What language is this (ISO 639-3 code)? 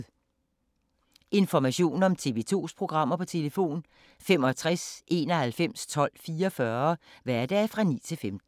dan